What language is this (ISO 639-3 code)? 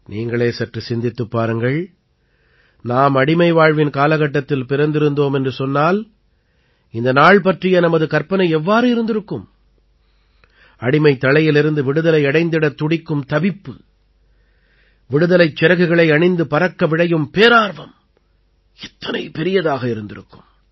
tam